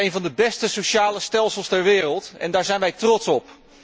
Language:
Dutch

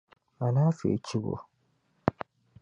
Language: Dagbani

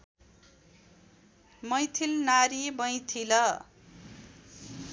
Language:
Nepali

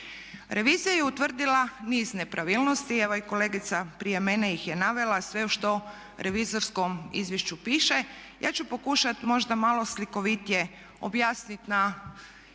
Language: Croatian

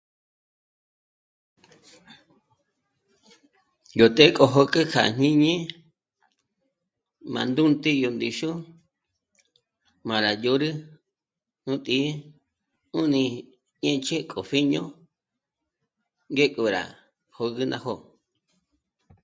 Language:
Michoacán Mazahua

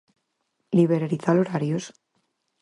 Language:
Galician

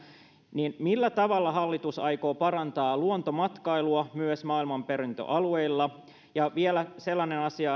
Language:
Finnish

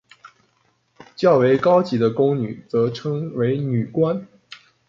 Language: Chinese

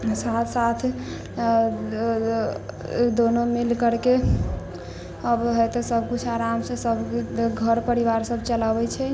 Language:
Maithili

